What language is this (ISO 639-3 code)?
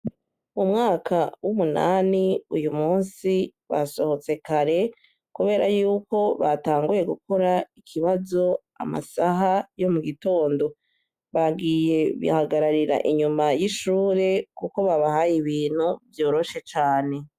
run